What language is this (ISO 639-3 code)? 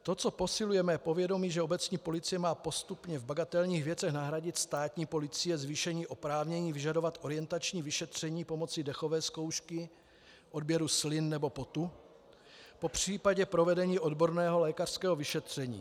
ces